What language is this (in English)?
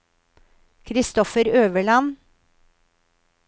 Norwegian